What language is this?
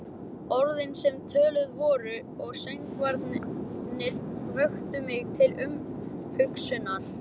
Icelandic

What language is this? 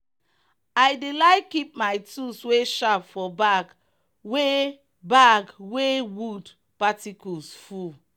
Nigerian Pidgin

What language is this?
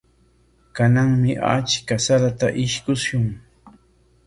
Corongo Ancash Quechua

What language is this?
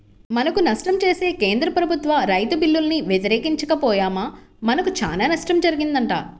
Telugu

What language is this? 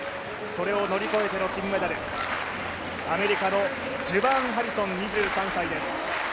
Japanese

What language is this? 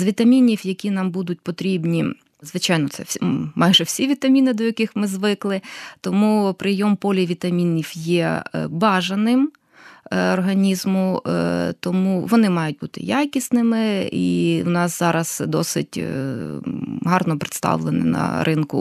Ukrainian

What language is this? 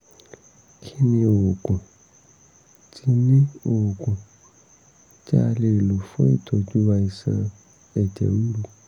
Yoruba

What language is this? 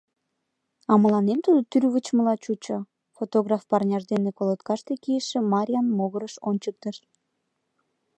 Mari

